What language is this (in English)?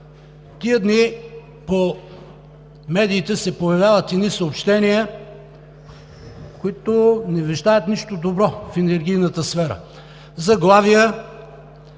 Bulgarian